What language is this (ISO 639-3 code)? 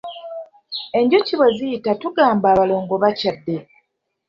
lug